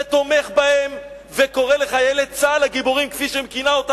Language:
Hebrew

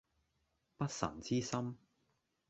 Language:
Cantonese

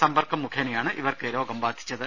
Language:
Malayalam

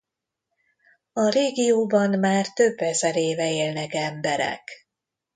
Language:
Hungarian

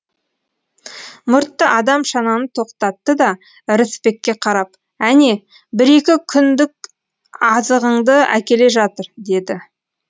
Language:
Kazakh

